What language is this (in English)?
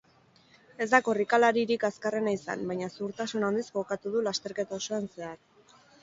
Basque